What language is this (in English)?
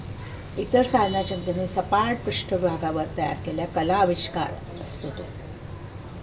Marathi